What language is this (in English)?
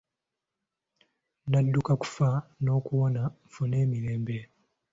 Ganda